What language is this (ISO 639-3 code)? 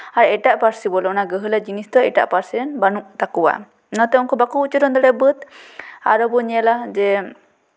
sat